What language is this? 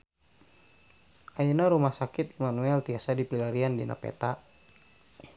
Sundanese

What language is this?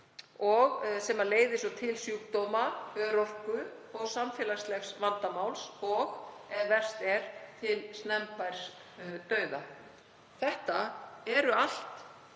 Icelandic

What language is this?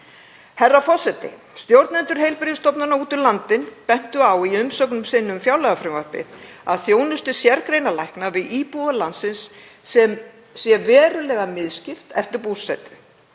Icelandic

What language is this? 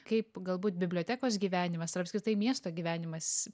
Lithuanian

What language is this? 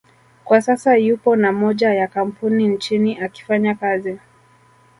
Swahili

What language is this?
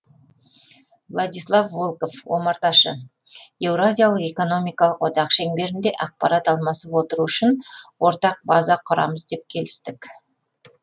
Kazakh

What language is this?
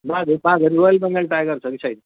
Nepali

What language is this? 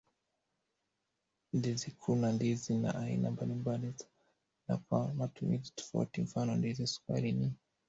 Swahili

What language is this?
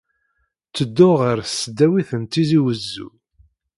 Kabyle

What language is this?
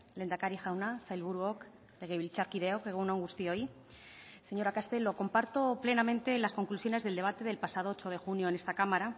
Spanish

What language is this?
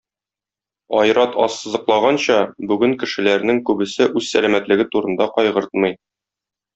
Tatar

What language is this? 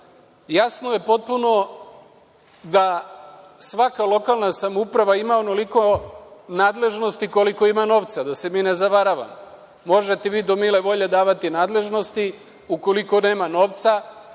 Serbian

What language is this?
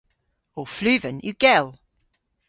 Cornish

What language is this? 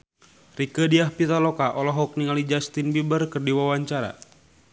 Sundanese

